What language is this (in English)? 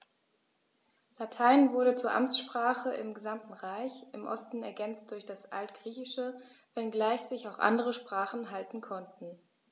German